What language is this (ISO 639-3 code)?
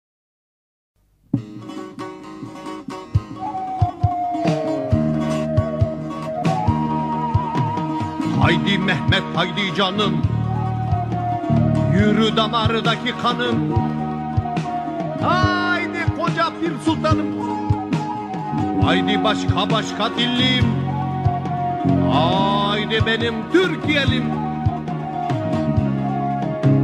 tur